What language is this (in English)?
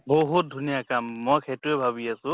Assamese